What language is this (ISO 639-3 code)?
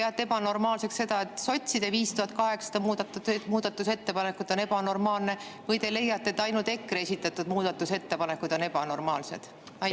est